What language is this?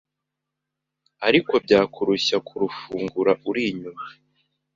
Kinyarwanda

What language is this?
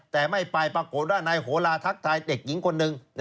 Thai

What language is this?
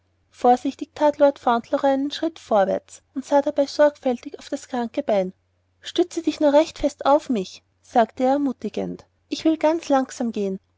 German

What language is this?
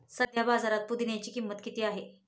Marathi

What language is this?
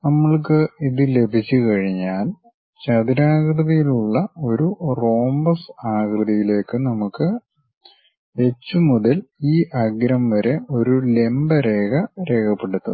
Malayalam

